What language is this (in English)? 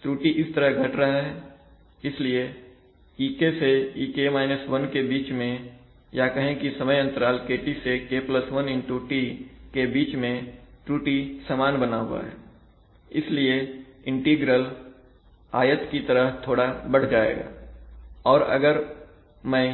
Hindi